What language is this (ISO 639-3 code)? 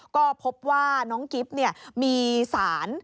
tha